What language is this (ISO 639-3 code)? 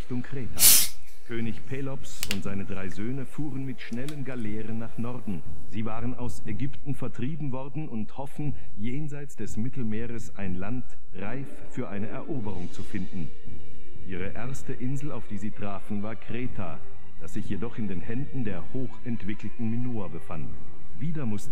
deu